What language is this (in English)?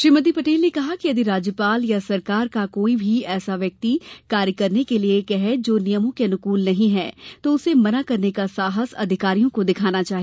Hindi